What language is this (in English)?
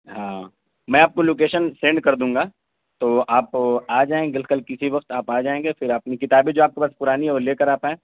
Urdu